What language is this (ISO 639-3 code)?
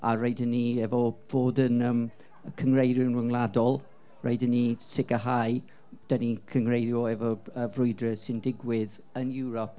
cym